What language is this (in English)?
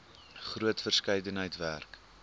Afrikaans